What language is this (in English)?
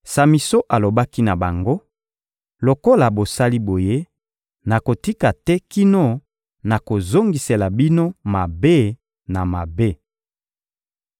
Lingala